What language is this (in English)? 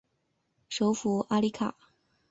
Chinese